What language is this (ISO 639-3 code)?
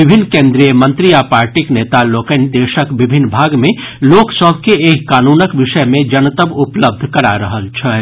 mai